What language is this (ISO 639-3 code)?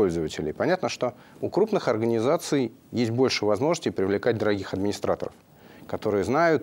rus